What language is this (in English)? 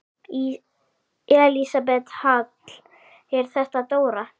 Icelandic